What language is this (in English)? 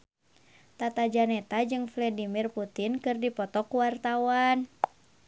Sundanese